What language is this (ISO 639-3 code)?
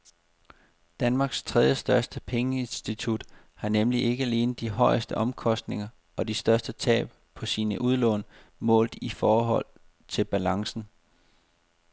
dan